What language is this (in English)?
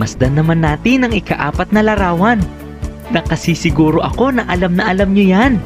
Filipino